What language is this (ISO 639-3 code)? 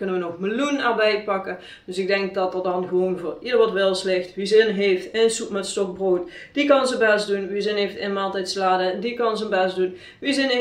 nld